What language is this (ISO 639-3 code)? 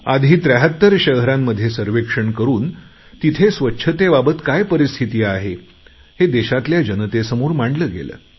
mar